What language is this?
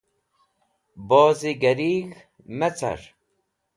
Wakhi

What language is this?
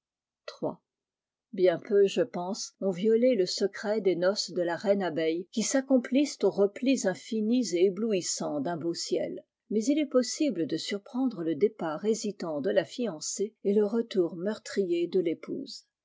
French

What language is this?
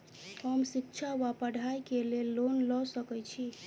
Maithili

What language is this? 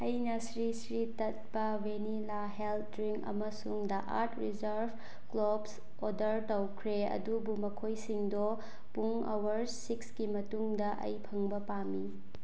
Manipuri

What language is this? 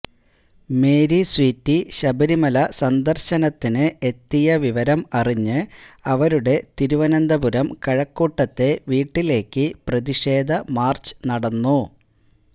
Malayalam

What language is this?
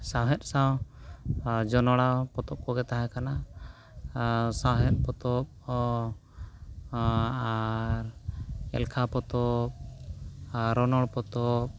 Santali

